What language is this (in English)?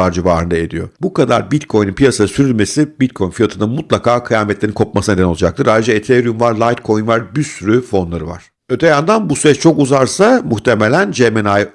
Turkish